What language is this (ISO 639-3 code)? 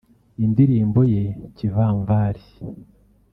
kin